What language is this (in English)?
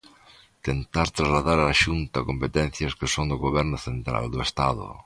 Galician